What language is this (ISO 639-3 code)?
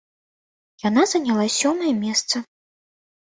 bel